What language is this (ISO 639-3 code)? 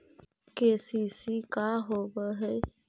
mag